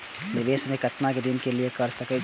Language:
Maithili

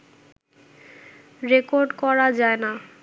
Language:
Bangla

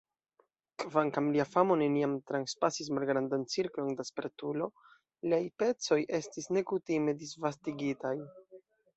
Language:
Esperanto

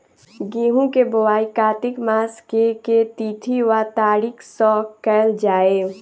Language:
Maithili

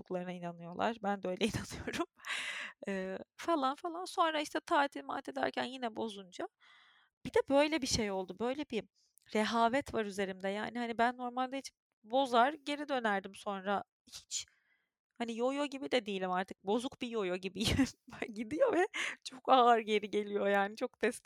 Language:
Turkish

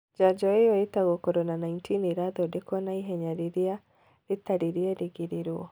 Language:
Kikuyu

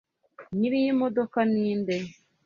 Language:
Kinyarwanda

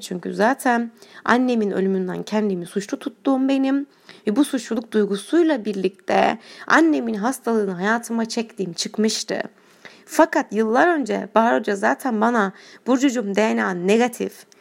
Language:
Turkish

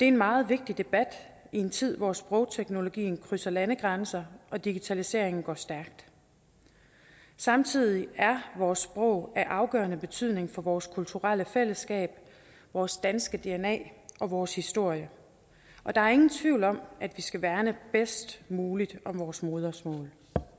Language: Danish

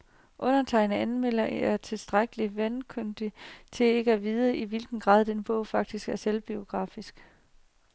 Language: Danish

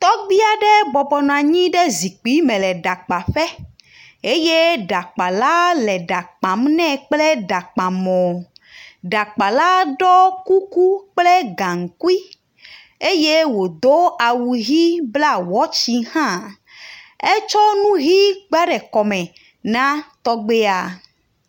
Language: Ewe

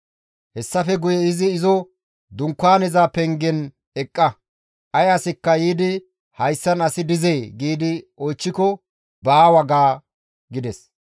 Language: Gamo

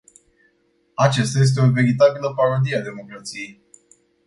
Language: Romanian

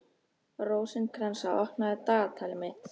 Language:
Icelandic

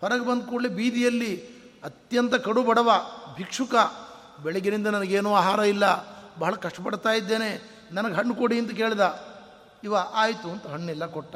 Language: Kannada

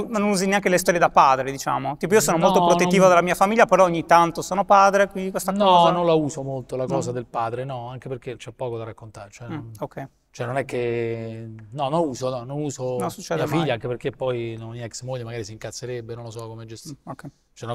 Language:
Italian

